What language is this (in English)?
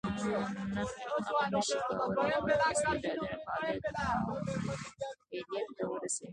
Pashto